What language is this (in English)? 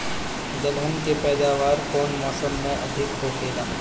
Bhojpuri